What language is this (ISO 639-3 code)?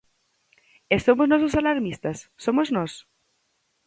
glg